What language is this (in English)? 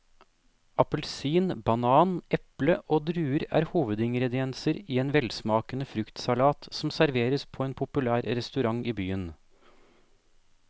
Norwegian